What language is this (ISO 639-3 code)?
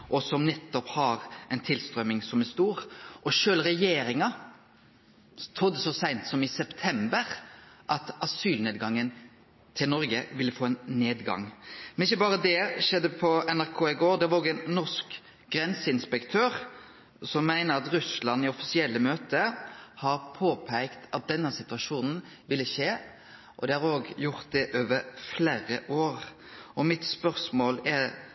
nno